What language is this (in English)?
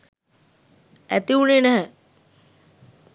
Sinhala